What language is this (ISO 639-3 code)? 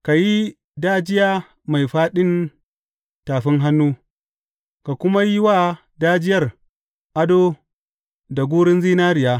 hau